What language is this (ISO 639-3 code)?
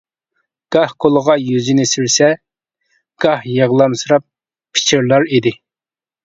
uig